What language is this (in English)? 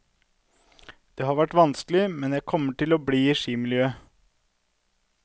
Norwegian